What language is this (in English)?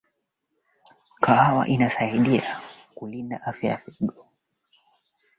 Swahili